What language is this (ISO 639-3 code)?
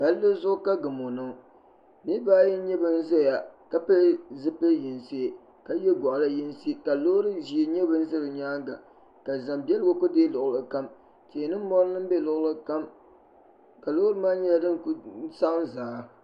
dag